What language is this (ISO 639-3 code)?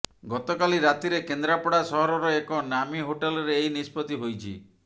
ori